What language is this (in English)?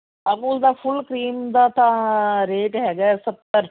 Punjabi